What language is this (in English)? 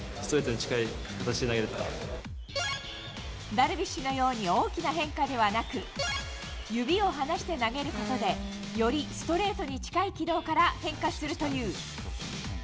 Japanese